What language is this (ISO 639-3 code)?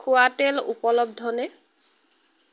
asm